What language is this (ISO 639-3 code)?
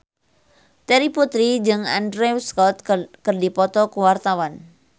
sun